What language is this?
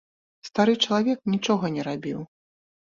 Belarusian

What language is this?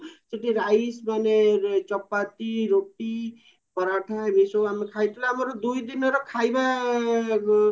Odia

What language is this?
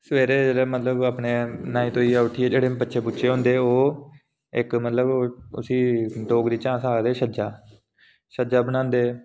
Dogri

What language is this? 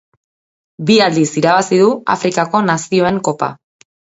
Basque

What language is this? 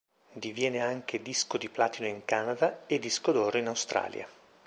Italian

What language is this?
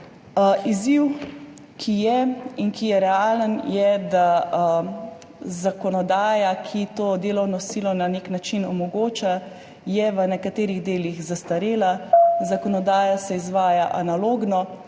Slovenian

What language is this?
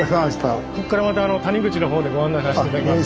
Japanese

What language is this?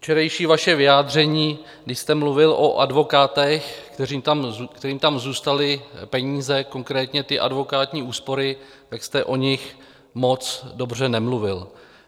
Czech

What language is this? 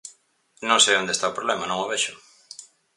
Galician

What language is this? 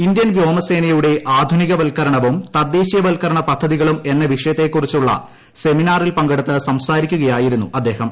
Malayalam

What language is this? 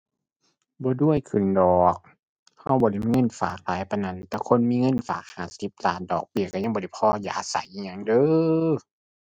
Thai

